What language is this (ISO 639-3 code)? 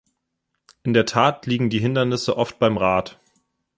deu